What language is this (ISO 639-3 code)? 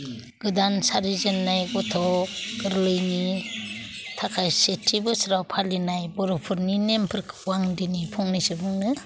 brx